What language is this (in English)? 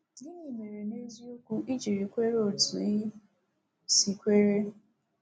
Igbo